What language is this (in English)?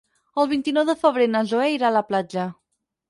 Catalan